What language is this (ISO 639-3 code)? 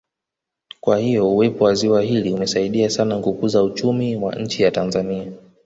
swa